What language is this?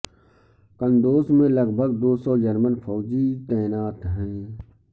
Urdu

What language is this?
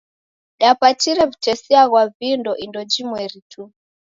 Taita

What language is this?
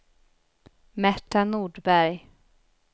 Swedish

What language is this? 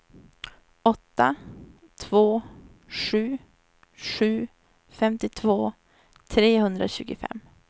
Swedish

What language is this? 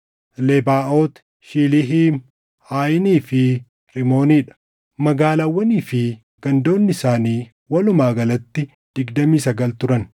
Oromo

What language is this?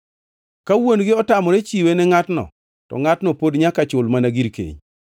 Luo (Kenya and Tanzania)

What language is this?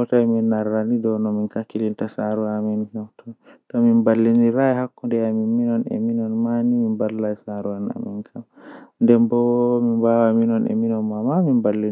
Western Niger Fulfulde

